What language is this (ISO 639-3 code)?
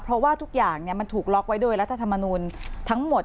tha